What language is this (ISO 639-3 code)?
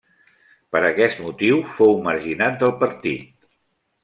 cat